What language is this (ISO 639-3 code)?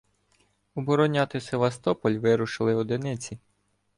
ukr